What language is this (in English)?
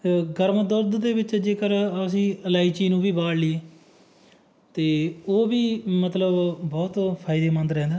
Punjabi